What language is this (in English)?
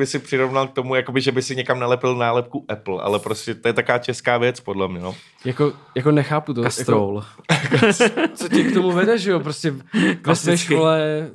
Czech